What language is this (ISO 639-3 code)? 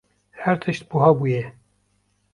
kur